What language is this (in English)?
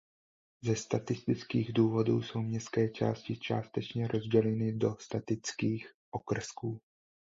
Czech